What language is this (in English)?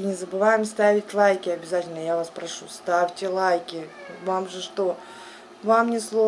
Russian